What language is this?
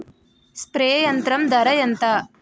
Telugu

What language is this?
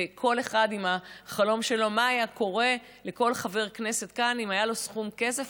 Hebrew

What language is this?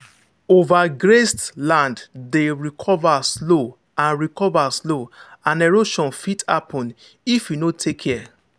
Nigerian Pidgin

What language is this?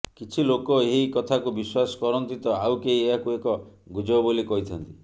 Odia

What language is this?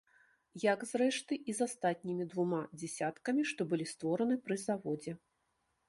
Belarusian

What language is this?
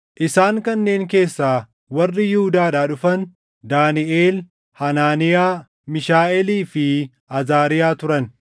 Oromo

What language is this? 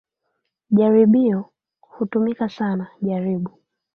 Swahili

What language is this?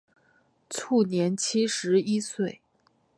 Chinese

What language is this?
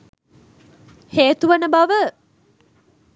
Sinhala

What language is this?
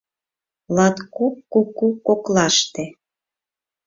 Mari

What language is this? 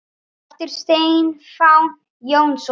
Icelandic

